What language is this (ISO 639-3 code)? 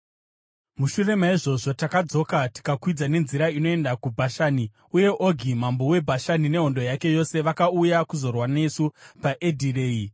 sna